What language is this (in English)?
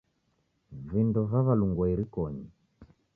Taita